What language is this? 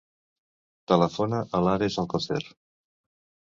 Catalan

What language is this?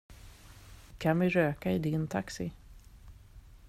Swedish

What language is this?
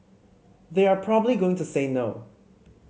English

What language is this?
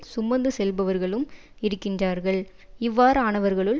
Tamil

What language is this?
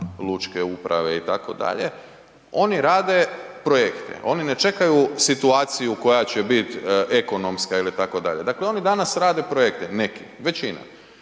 Croatian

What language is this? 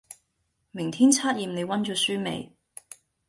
Cantonese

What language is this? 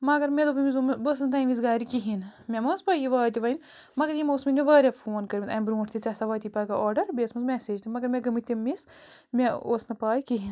Kashmiri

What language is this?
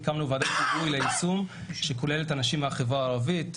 Hebrew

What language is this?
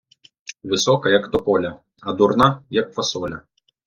Ukrainian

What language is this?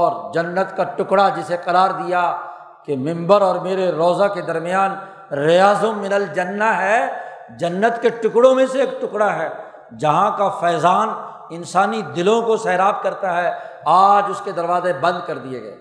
Urdu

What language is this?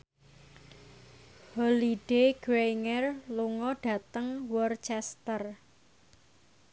Javanese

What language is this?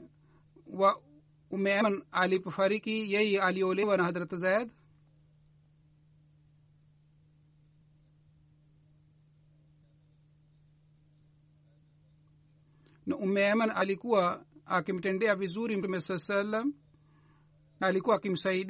Swahili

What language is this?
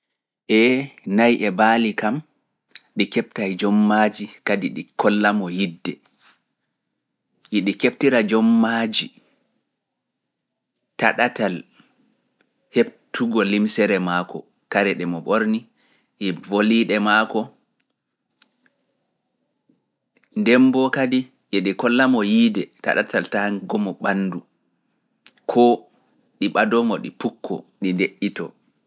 Fula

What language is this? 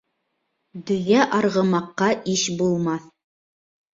Bashkir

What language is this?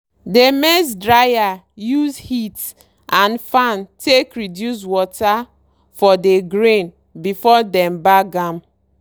Nigerian Pidgin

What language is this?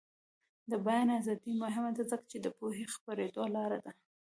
Pashto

